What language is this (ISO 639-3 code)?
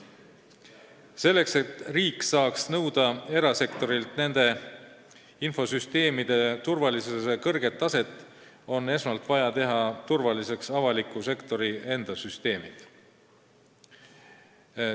est